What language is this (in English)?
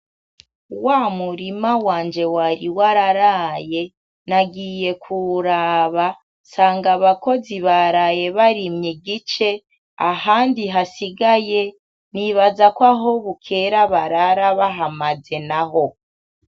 Rundi